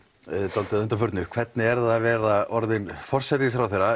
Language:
Icelandic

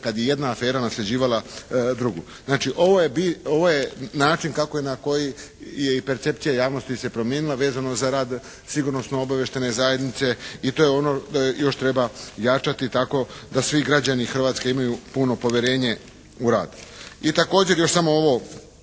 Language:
Croatian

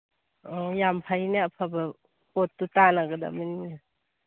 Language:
Manipuri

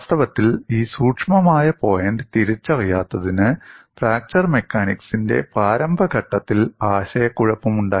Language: Malayalam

